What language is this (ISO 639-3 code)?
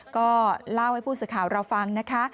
tha